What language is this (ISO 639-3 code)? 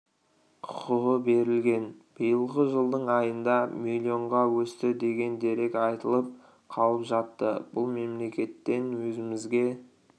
kaz